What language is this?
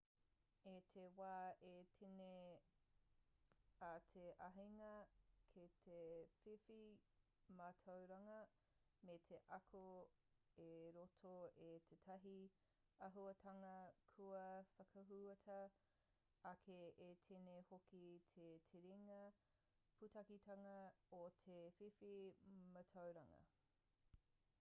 Māori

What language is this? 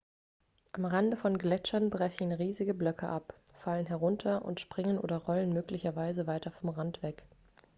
German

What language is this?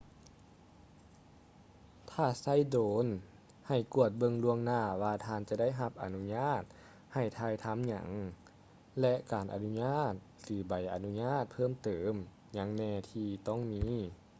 Lao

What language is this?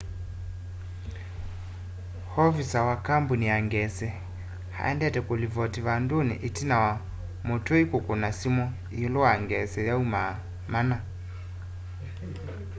Kamba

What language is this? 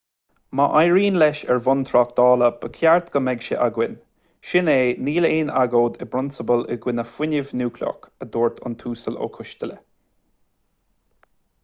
Irish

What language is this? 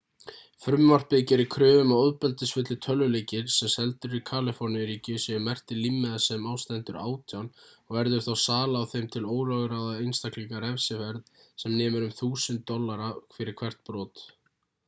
Icelandic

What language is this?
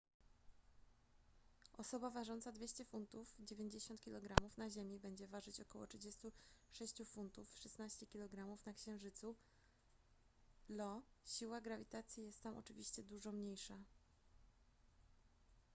Polish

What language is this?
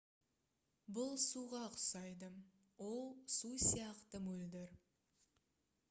Kazakh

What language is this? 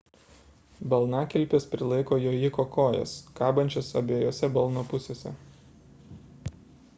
Lithuanian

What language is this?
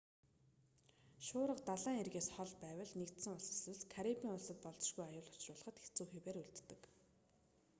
Mongolian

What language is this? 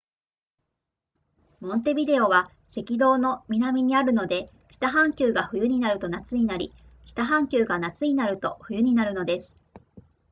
Japanese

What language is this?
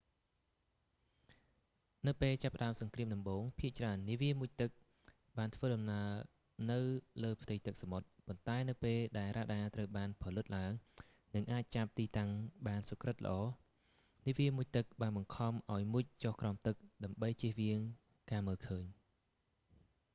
Khmer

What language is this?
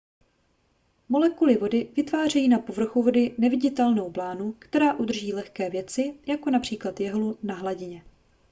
Czech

